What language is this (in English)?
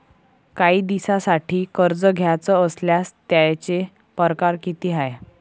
Marathi